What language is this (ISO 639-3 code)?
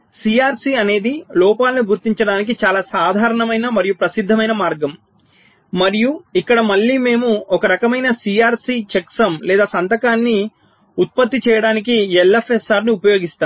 tel